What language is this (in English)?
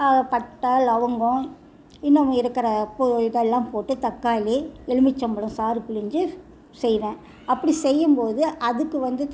Tamil